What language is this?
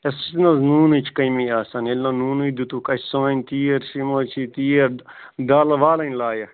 Kashmiri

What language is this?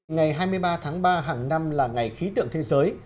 Vietnamese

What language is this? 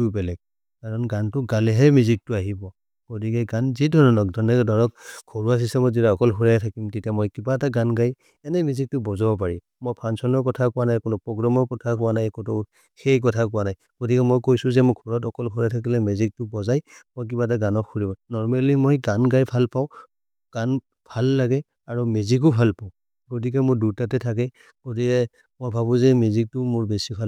Maria (India)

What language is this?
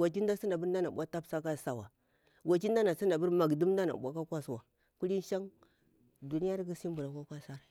Bura-Pabir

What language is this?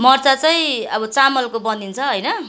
Nepali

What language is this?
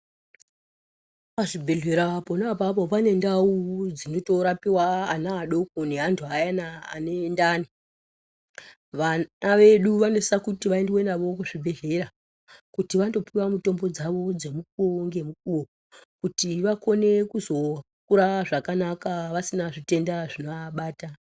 Ndau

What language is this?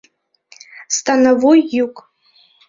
Mari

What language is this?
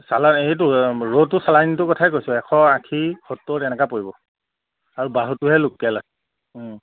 Assamese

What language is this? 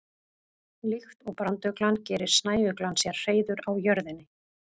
Icelandic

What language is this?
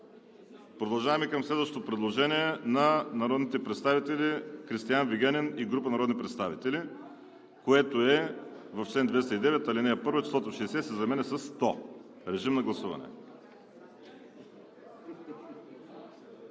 Bulgarian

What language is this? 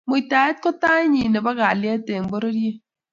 Kalenjin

